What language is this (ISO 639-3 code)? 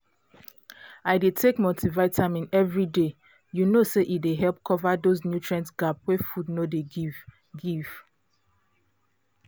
pcm